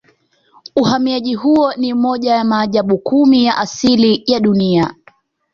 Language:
Swahili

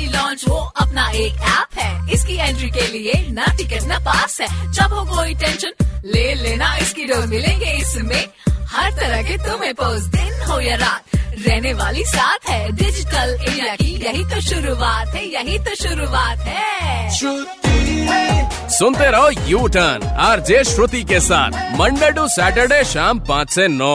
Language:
Hindi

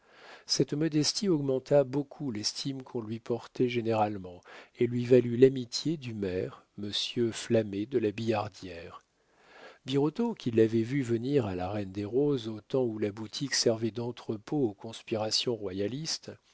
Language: French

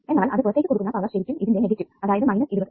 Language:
Malayalam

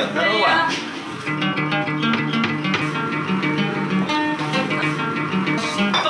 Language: Russian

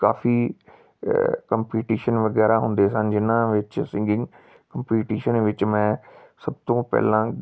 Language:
Punjabi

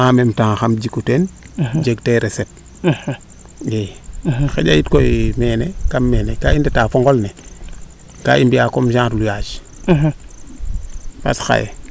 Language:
Serer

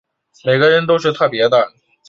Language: Chinese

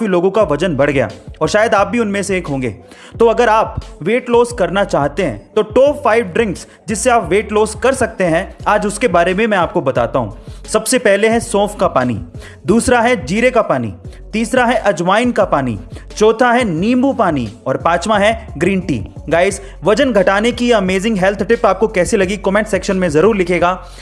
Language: Hindi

